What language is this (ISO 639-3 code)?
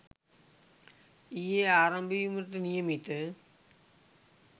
sin